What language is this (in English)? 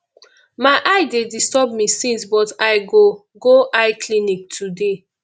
Nigerian Pidgin